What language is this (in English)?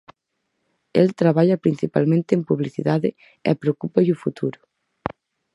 Galician